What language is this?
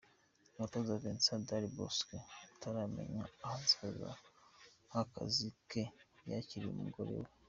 Kinyarwanda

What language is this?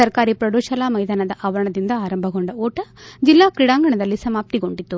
Kannada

